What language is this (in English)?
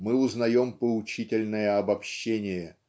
Russian